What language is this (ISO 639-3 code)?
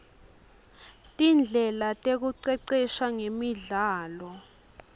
ssw